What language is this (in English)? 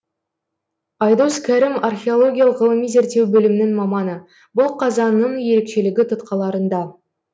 Kazakh